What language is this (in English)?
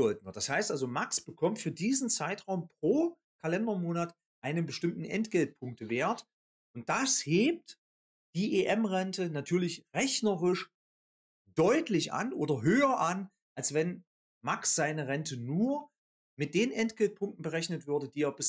German